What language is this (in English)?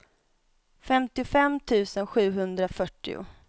Swedish